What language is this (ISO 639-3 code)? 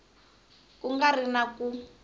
tso